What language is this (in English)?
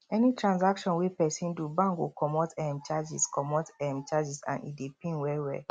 Nigerian Pidgin